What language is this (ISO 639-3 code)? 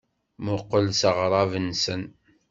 kab